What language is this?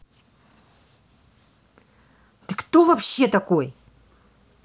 Russian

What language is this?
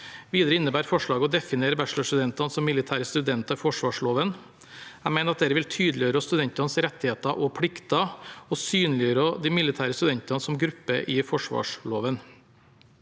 Norwegian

